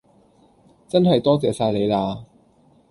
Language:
Cantonese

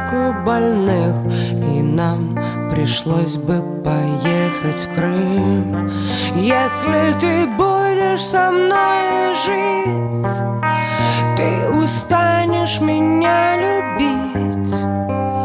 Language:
Russian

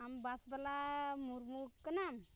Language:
Santali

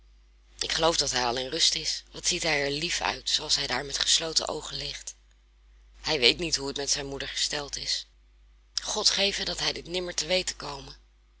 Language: Dutch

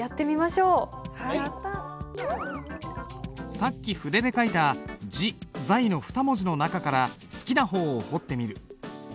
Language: Japanese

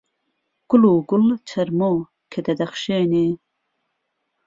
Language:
Central Kurdish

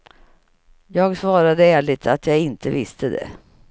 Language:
Swedish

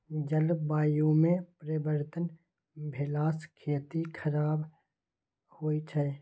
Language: Maithili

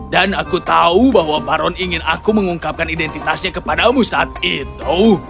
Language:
Indonesian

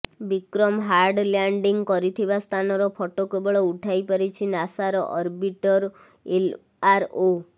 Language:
Odia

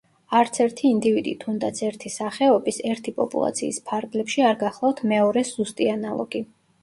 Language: Georgian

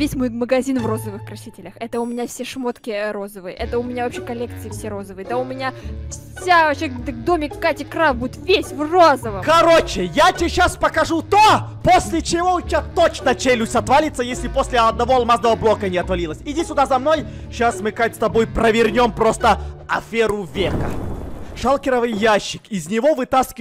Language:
Russian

